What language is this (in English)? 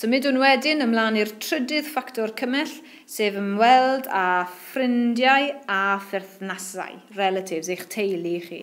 Dutch